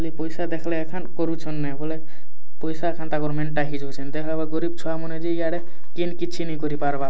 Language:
Odia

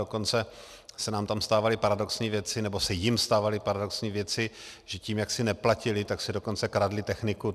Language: Czech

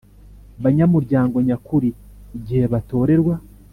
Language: Kinyarwanda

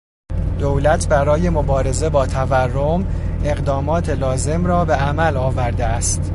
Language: Persian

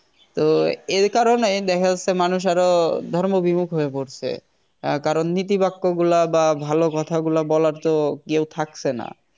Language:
Bangla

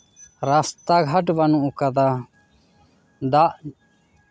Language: Santali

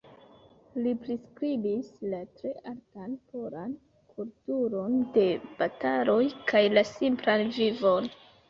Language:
Esperanto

